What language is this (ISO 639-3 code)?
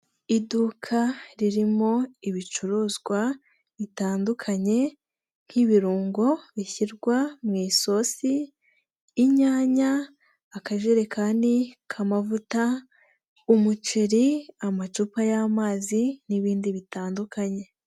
kin